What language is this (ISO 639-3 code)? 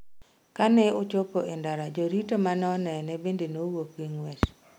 luo